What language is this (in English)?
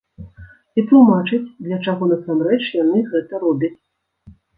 Belarusian